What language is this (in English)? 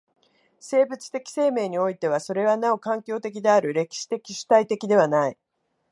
Japanese